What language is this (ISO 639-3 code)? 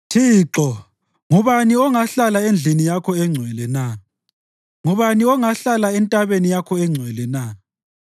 nde